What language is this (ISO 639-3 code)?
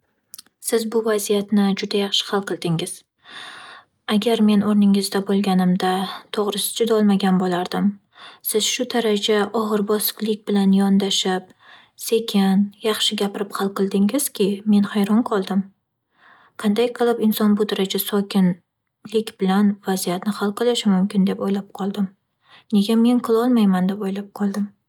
uzb